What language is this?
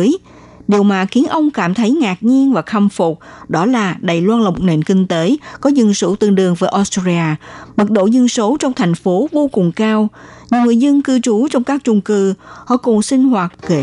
Vietnamese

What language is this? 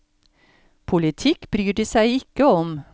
Norwegian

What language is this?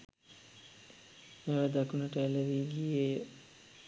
Sinhala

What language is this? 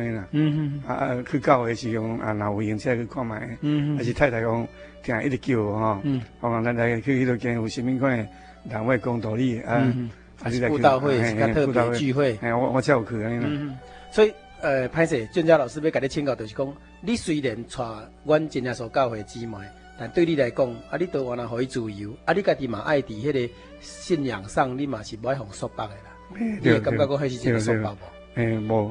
Chinese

